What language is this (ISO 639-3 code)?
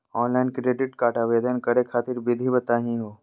mag